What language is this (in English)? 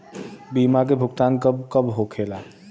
Bhojpuri